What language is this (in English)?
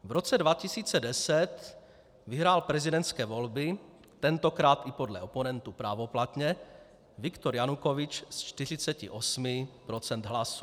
Czech